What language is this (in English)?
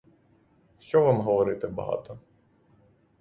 Ukrainian